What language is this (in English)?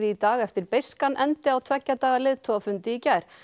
Icelandic